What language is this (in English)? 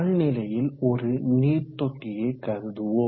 Tamil